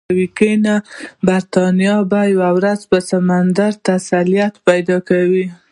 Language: Pashto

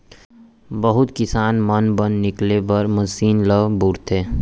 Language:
Chhattisgarhi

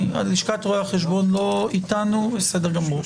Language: Hebrew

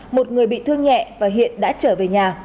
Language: Vietnamese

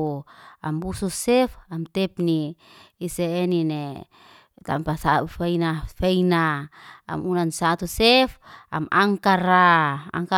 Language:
Liana-Seti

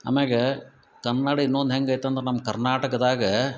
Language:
Kannada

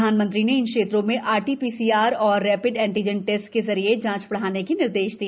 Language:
Hindi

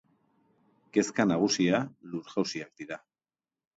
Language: Basque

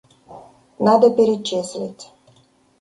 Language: Russian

